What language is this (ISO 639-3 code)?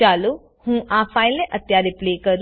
guj